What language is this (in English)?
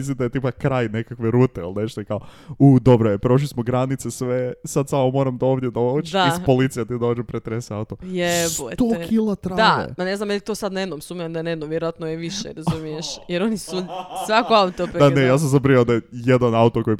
Croatian